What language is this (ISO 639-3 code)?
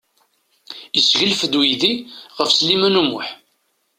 kab